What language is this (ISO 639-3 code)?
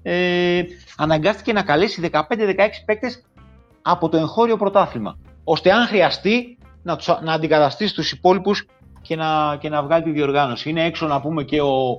ell